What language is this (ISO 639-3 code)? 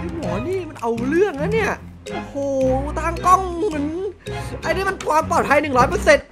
tha